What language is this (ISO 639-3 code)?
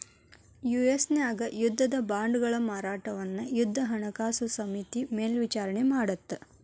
kan